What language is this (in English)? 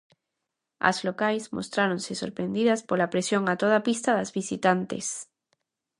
Galician